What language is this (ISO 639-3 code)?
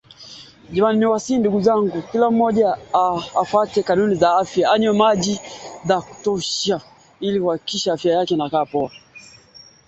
swa